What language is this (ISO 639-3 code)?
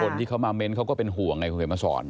tha